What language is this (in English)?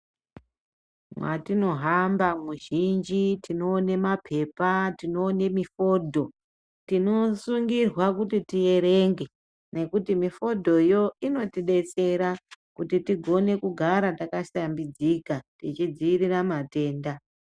Ndau